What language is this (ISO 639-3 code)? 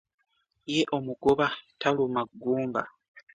lug